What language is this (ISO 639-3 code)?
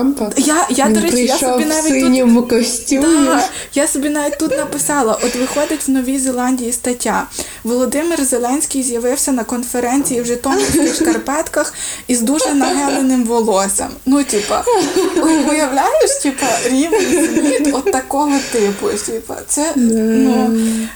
ukr